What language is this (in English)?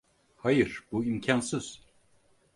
Turkish